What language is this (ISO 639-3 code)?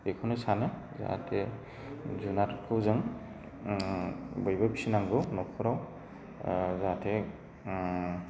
brx